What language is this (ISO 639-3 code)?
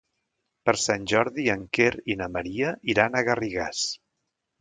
cat